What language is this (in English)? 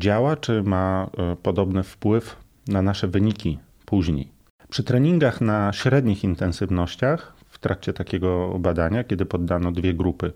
Polish